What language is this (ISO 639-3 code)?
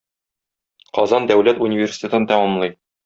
tat